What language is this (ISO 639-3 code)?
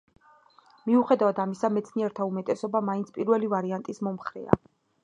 kat